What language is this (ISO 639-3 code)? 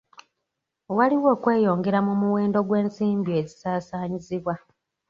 lug